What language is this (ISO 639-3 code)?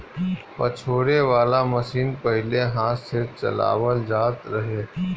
bho